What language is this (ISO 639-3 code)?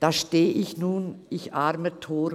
gsw